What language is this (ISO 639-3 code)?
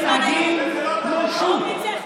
heb